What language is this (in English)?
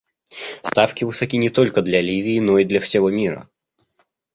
Russian